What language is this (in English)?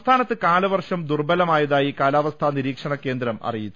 Malayalam